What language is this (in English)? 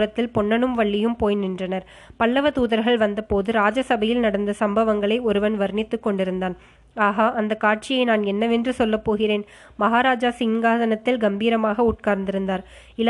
Tamil